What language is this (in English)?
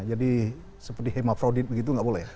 Indonesian